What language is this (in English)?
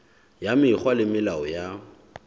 Southern Sotho